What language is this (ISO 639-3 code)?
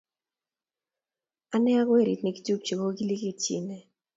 kln